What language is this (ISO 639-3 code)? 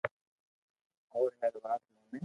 lrk